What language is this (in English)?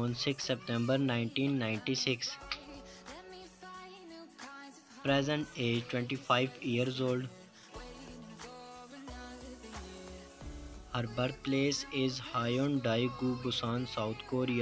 English